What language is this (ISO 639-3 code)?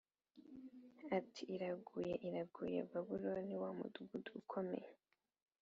kin